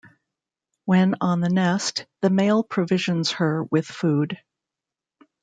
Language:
English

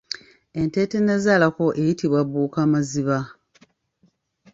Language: Ganda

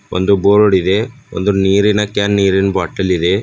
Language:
Kannada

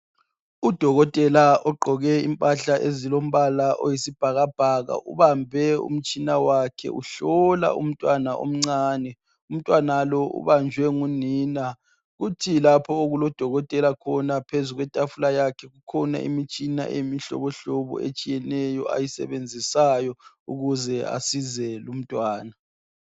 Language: North Ndebele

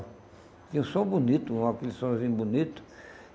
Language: Portuguese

